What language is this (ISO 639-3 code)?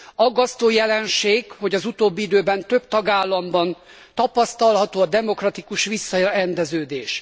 hun